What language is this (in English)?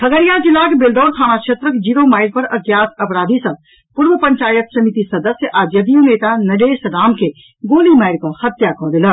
Maithili